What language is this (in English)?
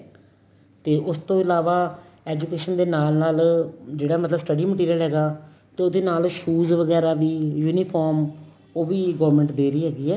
Punjabi